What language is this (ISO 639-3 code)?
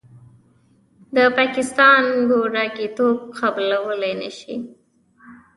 pus